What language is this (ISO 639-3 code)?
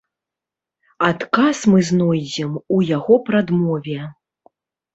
bel